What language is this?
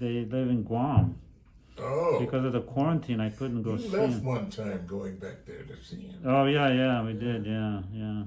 English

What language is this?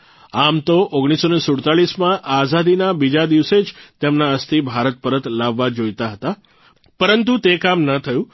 Gujarati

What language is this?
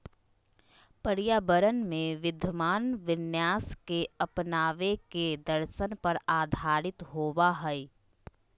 Magahi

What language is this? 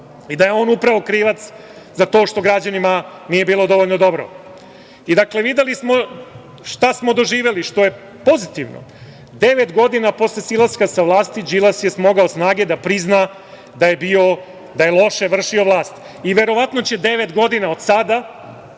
Serbian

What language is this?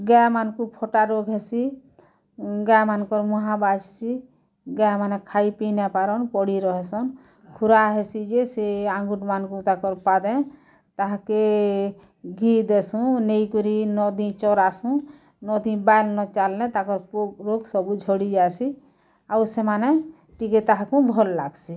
Odia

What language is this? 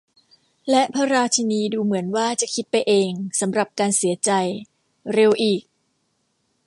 Thai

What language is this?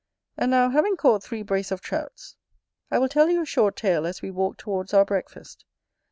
English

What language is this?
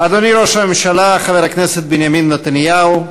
Hebrew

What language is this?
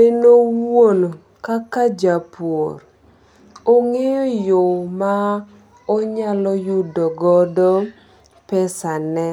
Luo (Kenya and Tanzania)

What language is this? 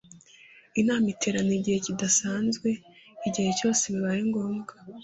Kinyarwanda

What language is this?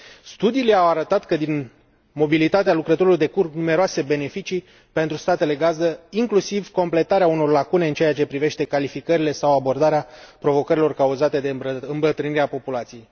Romanian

